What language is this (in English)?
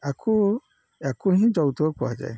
Odia